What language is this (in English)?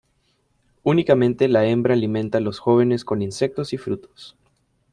Spanish